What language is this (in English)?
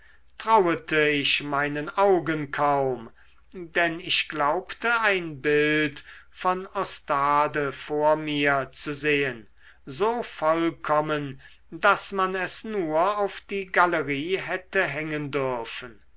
German